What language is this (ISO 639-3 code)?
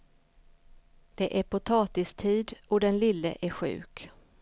swe